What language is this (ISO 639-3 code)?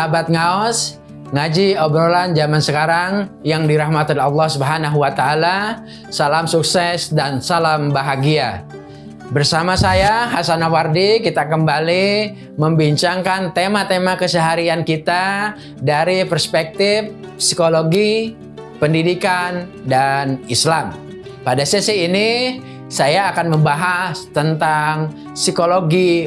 ind